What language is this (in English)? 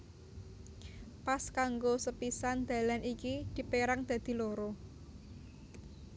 Javanese